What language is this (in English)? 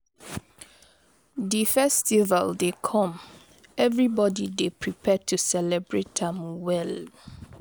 Nigerian Pidgin